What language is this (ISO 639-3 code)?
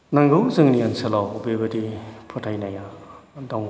brx